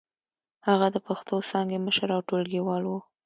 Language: Pashto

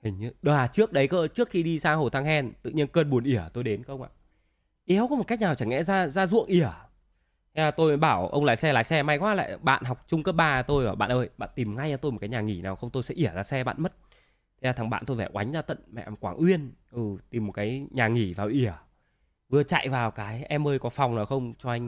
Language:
Vietnamese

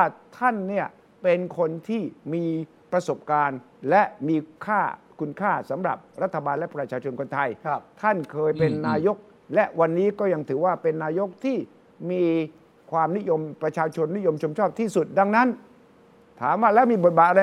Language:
Thai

